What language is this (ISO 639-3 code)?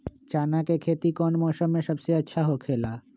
mag